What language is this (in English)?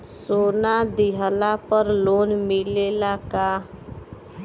Bhojpuri